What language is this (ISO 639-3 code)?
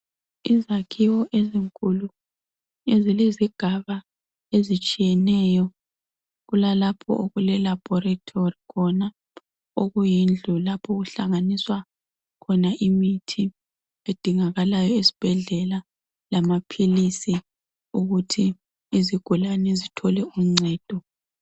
nde